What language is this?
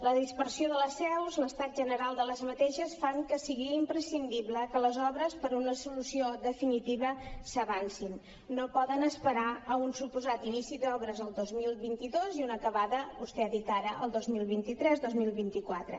Catalan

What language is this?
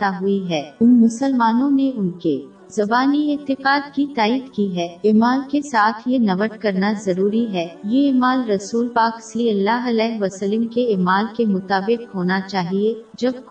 Urdu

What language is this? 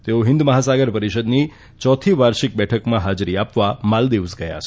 Gujarati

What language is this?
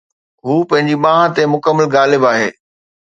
Sindhi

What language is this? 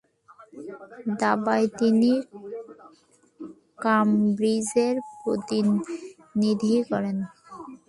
Bangla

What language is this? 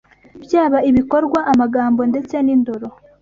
Kinyarwanda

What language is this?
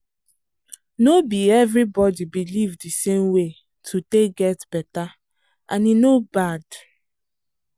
Nigerian Pidgin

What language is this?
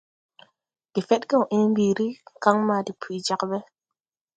Tupuri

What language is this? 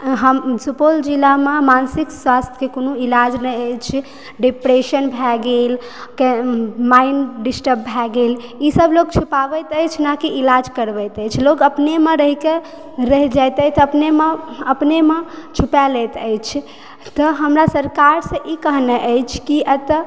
Maithili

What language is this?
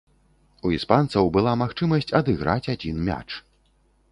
Belarusian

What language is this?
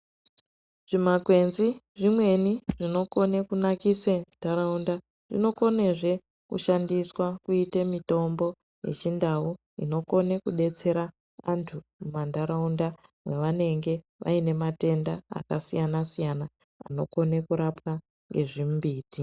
Ndau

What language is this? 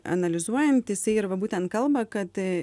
Lithuanian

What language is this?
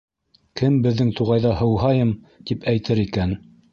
Bashkir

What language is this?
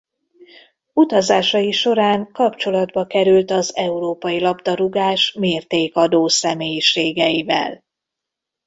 Hungarian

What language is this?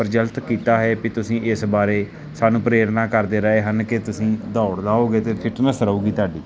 Punjabi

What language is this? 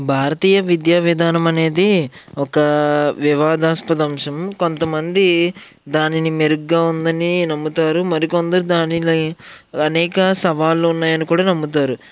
Telugu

